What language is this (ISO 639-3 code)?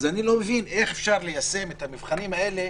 heb